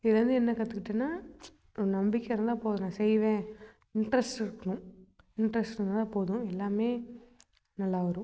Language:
Tamil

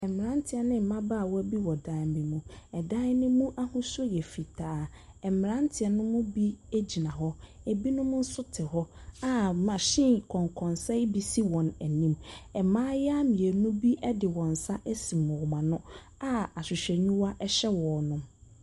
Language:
Akan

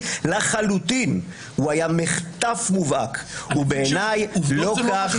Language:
Hebrew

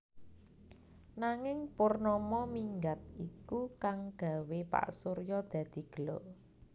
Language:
Javanese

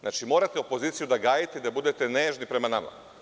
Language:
Serbian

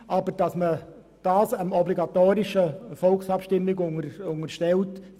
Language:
Swiss German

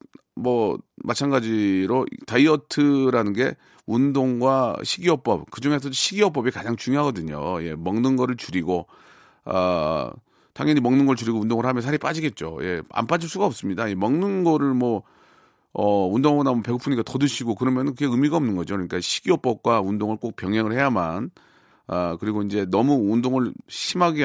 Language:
Korean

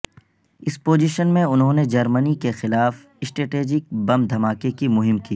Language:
Urdu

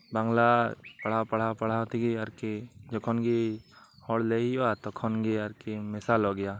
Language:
Santali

